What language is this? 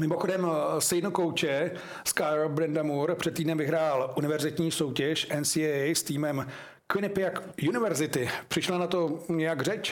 Czech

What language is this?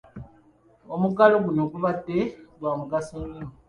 Ganda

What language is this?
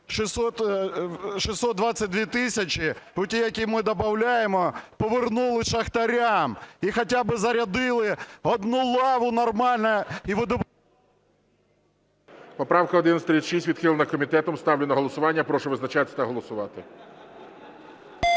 Ukrainian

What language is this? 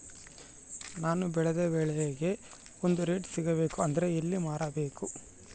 Kannada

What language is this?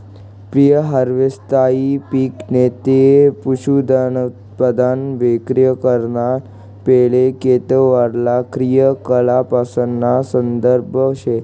Marathi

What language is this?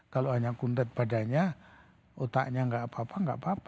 Indonesian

